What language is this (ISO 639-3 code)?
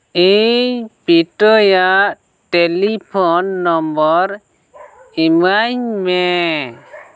sat